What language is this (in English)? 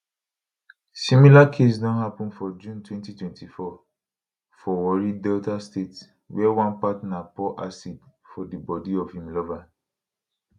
Nigerian Pidgin